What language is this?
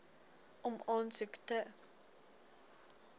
Afrikaans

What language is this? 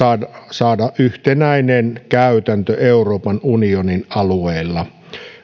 Finnish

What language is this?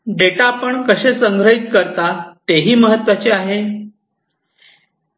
Marathi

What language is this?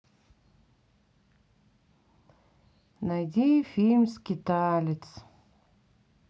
Russian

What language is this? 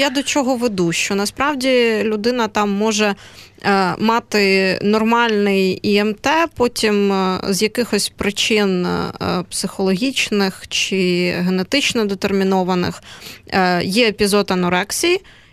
Ukrainian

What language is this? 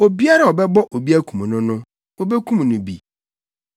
Akan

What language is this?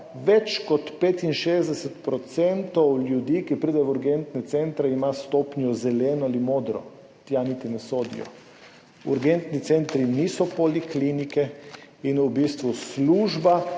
Slovenian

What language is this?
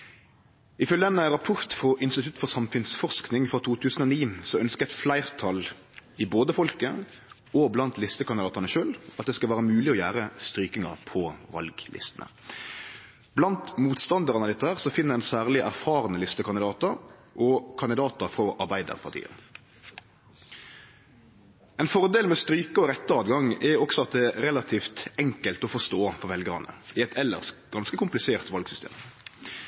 Norwegian Nynorsk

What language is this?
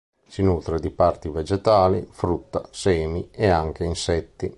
Italian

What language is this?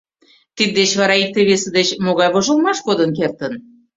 Mari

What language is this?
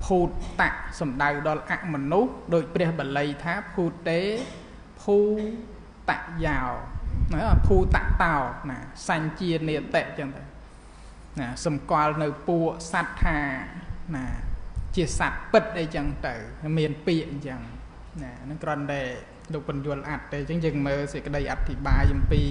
Thai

